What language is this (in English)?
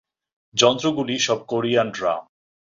Bangla